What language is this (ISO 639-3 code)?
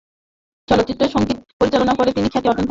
ben